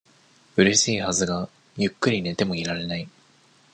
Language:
Japanese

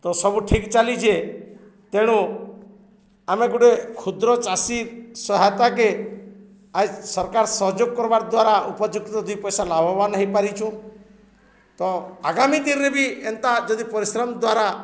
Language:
Odia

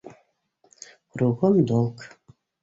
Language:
Bashkir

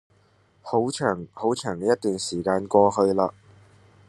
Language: Cantonese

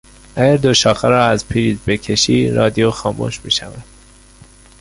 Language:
Persian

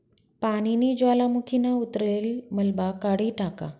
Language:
Marathi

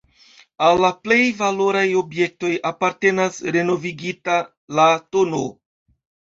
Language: Esperanto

